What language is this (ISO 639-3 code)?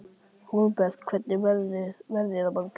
isl